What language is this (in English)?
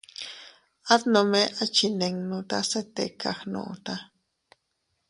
Teutila Cuicatec